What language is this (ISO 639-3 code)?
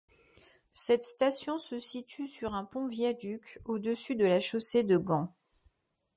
fra